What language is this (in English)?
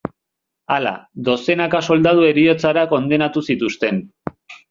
Basque